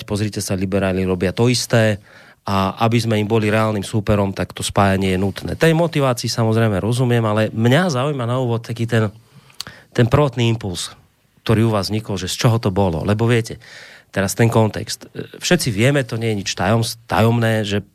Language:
Slovak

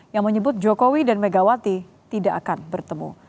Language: Indonesian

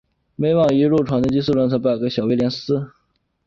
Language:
Chinese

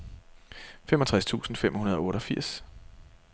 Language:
Danish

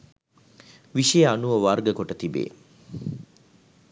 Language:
Sinhala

